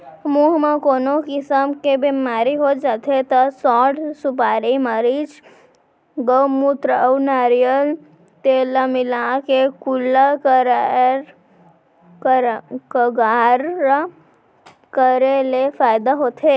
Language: Chhattisgarhi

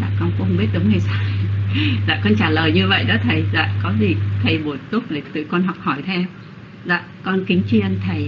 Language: Vietnamese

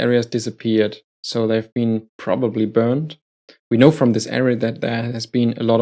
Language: English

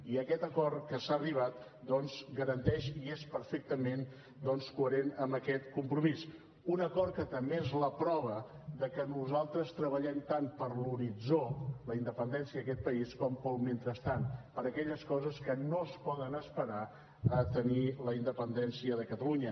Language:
Catalan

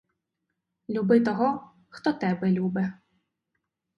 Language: Ukrainian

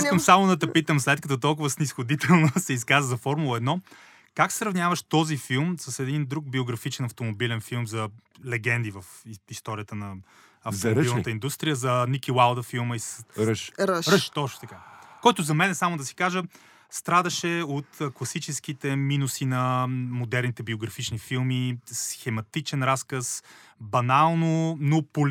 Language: Bulgarian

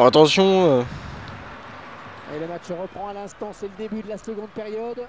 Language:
French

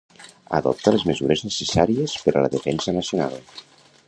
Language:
Catalan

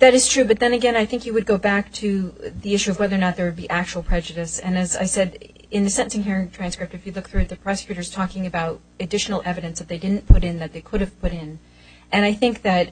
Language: English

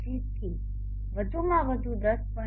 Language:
Gujarati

